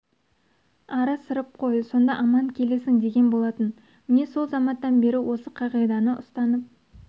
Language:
Kazakh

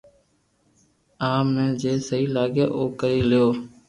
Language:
Loarki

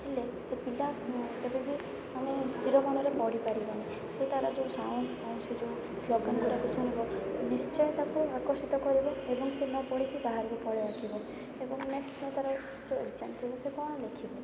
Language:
Odia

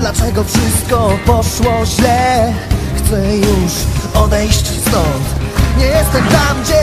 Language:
Polish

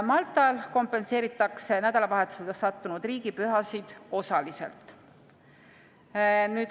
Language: Estonian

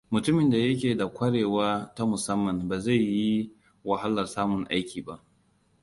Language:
Hausa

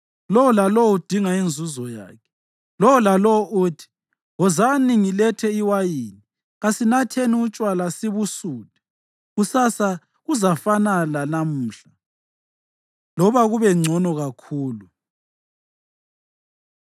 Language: North Ndebele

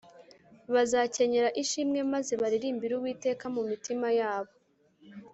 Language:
Kinyarwanda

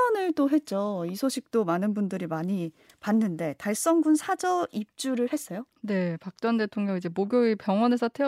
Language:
Korean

